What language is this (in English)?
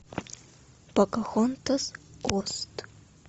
Russian